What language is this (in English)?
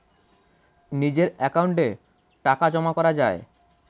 Bangla